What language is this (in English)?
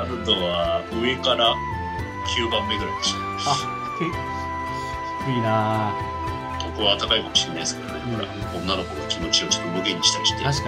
Japanese